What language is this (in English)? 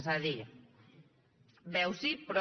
Catalan